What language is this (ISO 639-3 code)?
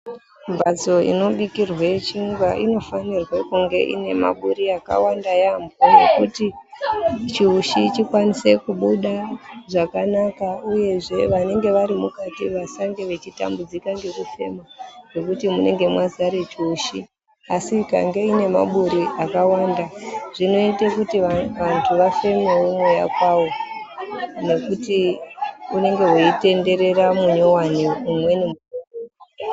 ndc